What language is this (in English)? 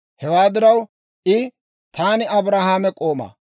Dawro